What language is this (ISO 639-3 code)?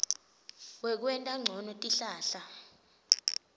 ssw